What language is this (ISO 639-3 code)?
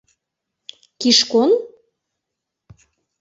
chm